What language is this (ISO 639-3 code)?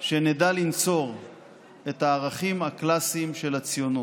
heb